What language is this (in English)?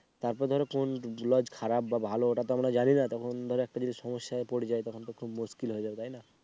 Bangla